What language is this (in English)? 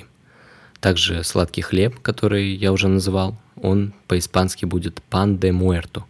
Russian